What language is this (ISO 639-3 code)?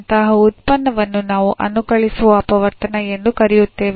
kan